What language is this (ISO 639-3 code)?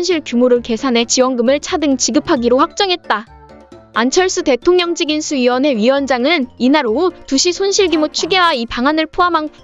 kor